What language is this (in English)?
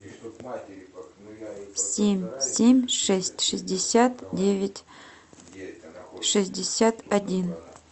Russian